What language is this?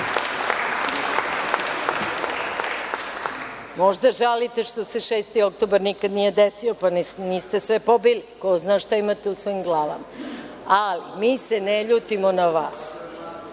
Serbian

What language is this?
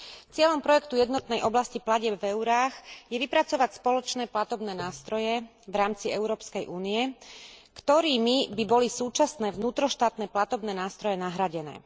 Slovak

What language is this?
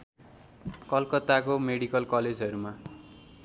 Nepali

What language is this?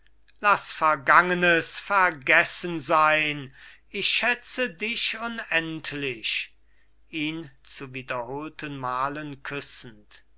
German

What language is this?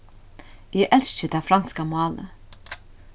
Faroese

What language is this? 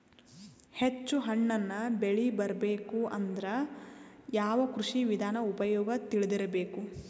Kannada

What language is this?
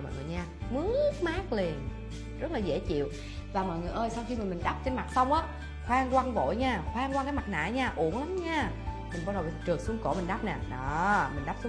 Vietnamese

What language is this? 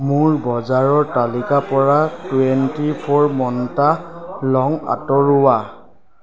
Assamese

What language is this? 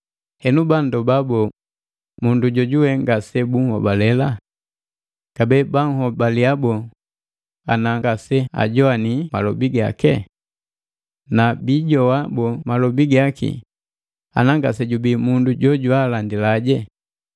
Matengo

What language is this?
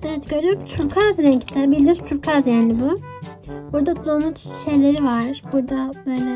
Turkish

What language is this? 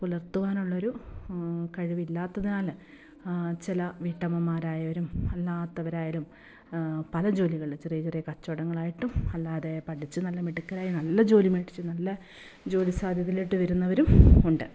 Malayalam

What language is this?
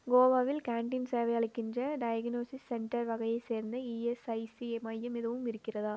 Tamil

